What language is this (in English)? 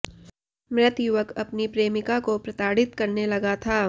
Hindi